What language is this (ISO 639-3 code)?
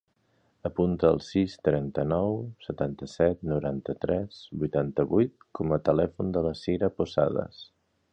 cat